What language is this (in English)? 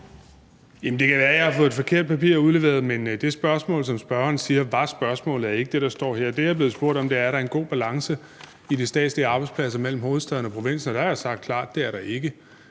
Danish